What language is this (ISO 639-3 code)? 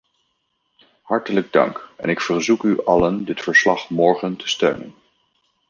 nld